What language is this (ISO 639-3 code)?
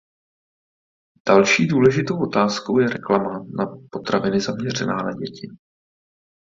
ces